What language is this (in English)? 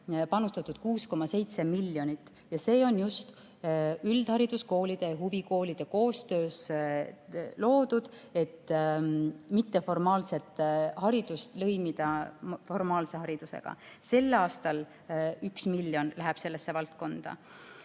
Estonian